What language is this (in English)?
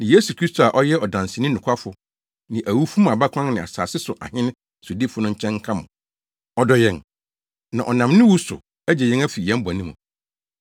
Akan